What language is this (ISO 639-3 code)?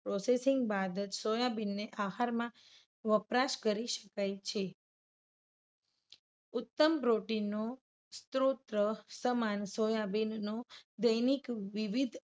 guj